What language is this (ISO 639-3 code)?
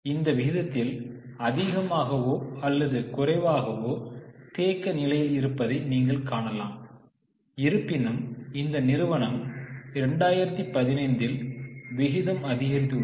tam